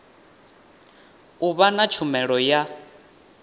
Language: Venda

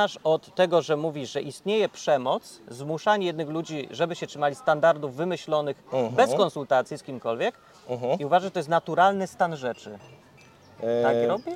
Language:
Polish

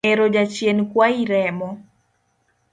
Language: Luo (Kenya and Tanzania)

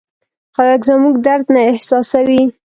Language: Pashto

